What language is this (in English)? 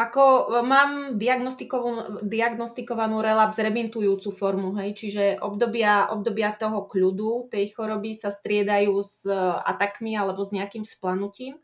Slovak